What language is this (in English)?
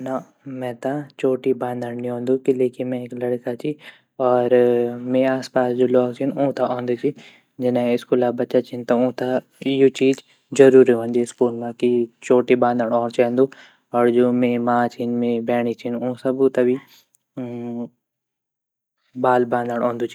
Garhwali